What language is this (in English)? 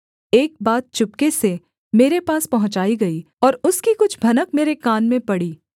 Hindi